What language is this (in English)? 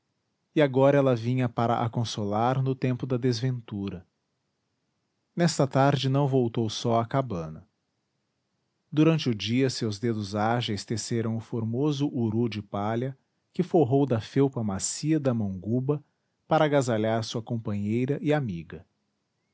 Portuguese